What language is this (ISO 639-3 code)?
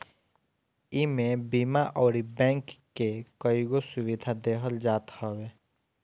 bho